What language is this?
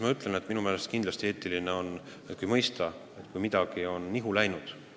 Estonian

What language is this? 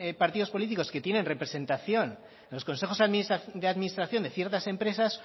Spanish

